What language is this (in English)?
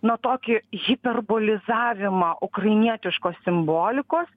Lithuanian